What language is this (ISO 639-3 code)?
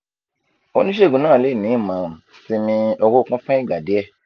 yor